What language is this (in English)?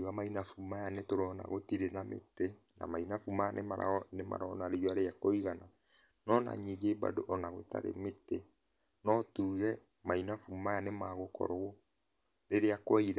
Kikuyu